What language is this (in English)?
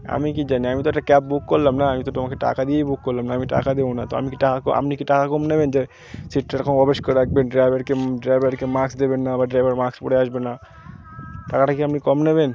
Bangla